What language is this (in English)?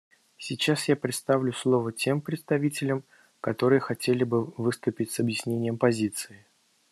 Russian